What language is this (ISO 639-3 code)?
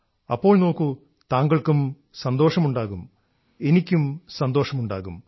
mal